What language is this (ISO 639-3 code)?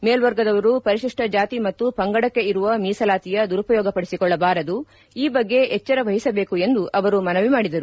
kan